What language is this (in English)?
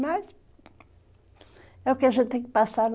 Portuguese